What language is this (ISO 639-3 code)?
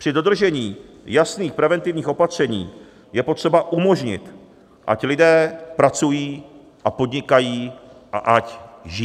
ces